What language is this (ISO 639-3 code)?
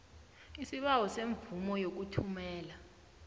nbl